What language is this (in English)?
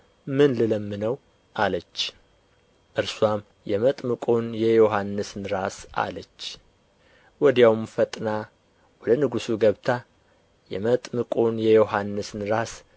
Amharic